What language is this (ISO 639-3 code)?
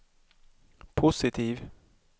swe